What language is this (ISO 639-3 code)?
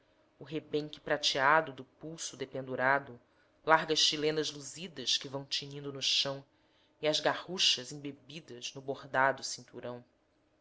por